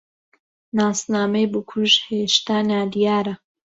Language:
Central Kurdish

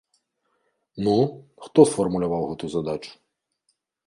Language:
Belarusian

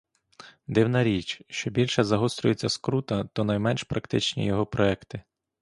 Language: Ukrainian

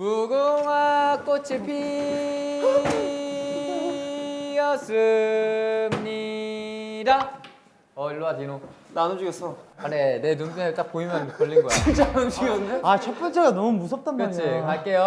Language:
Korean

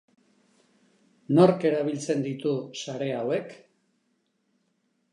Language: Basque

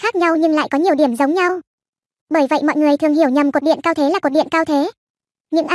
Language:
Vietnamese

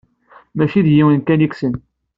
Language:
Kabyle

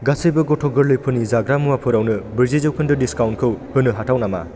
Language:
Bodo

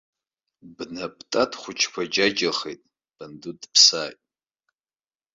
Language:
Abkhazian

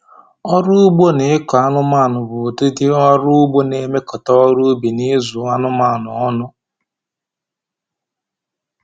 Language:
Igbo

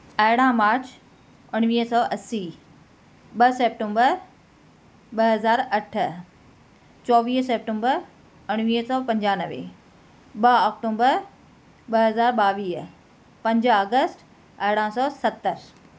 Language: Sindhi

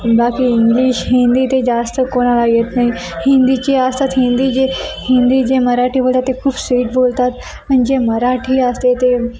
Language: Marathi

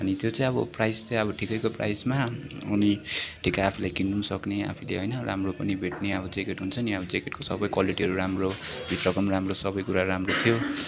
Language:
Nepali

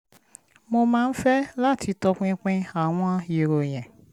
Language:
Yoruba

